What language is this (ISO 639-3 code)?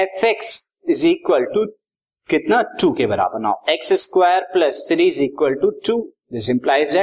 hin